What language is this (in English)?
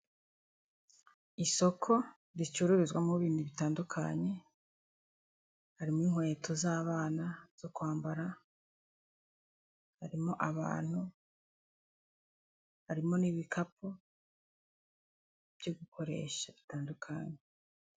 Kinyarwanda